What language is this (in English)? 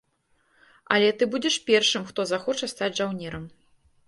Belarusian